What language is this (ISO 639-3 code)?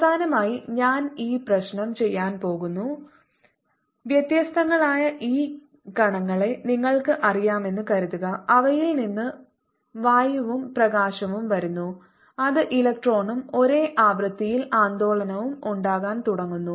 mal